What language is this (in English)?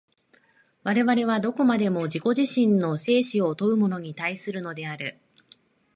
Japanese